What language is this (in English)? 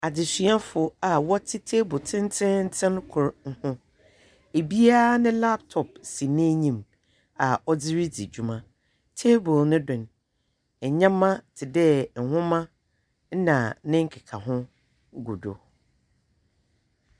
Akan